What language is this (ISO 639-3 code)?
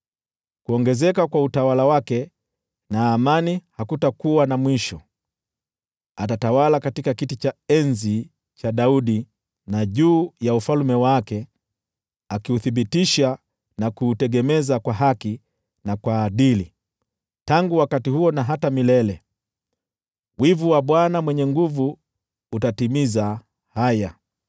swa